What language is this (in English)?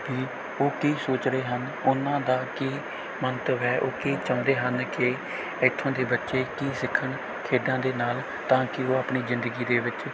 Punjabi